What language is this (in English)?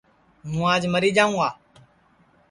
Sansi